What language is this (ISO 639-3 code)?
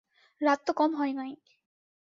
ben